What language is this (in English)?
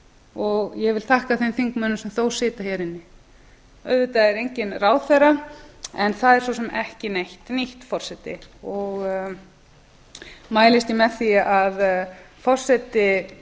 Icelandic